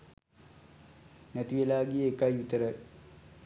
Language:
Sinhala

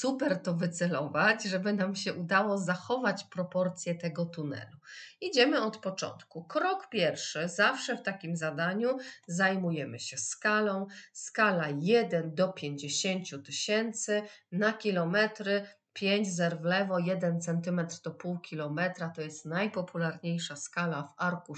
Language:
Polish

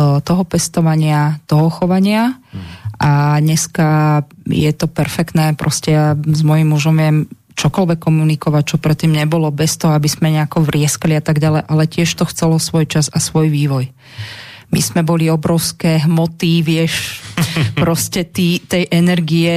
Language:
Slovak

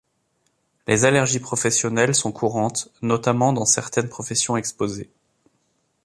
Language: French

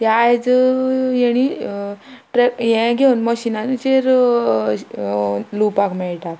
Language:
Konkani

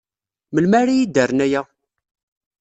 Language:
Kabyle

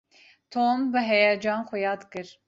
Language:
Kurdish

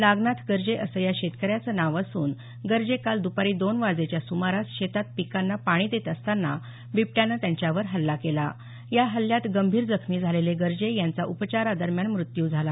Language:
Marathi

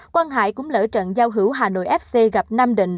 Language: Vietnamese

